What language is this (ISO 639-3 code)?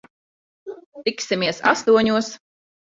lav